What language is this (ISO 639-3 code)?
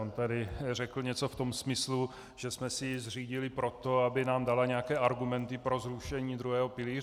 ces